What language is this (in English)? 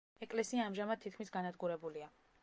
Georgian